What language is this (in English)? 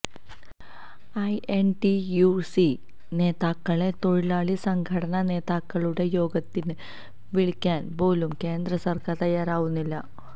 Malayalam